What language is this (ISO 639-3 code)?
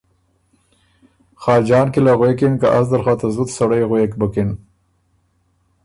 oru